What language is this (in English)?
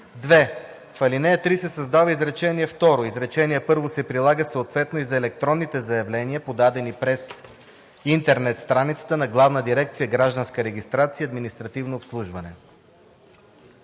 Bulgarian